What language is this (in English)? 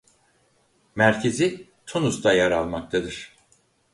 Turkish